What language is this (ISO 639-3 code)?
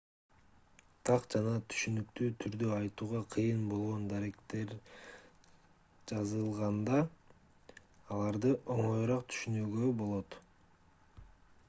kir